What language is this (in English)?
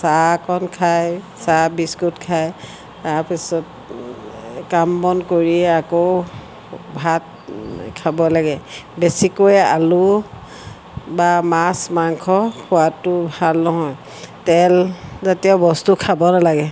Assamese